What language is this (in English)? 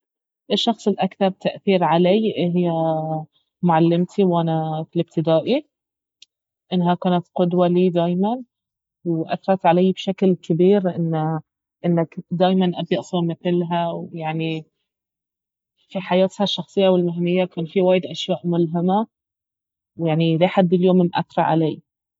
Baharna Arabic